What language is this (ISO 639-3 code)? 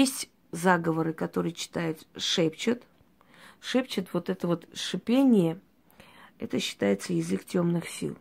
rus